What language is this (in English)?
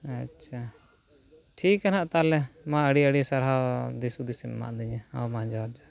Santali